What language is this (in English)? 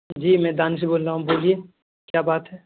Urdu